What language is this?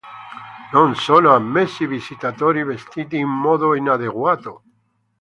Italian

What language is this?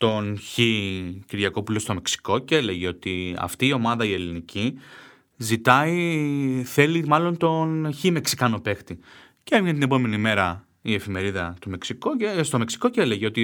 Greek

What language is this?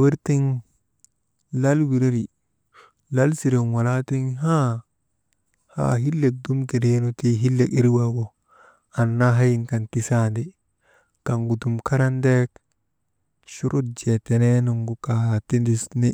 Maba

